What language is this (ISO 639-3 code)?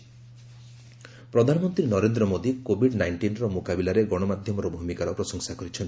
ori